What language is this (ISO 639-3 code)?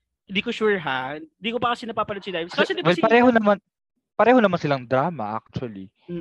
fil